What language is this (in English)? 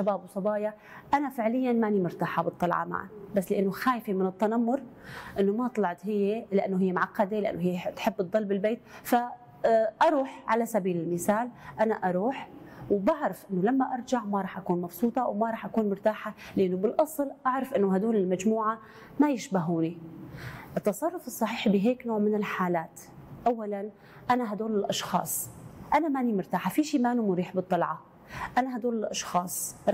Arabic